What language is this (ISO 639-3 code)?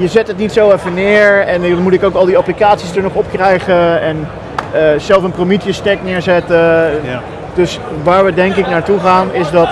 nld